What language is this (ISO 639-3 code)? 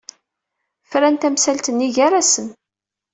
kab